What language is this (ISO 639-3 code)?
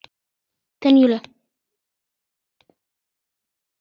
isl